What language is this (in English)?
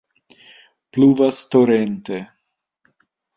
Esperanto